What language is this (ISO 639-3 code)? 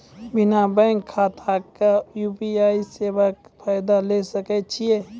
mai